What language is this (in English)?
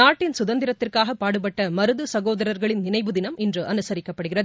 Tamil